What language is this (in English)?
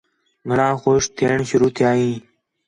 Khetrani